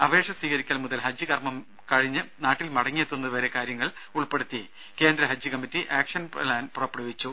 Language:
Malayalam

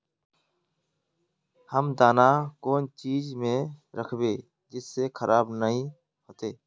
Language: Magahi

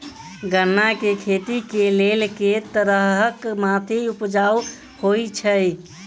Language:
Maithili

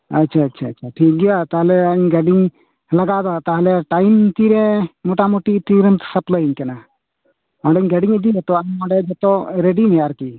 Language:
Santali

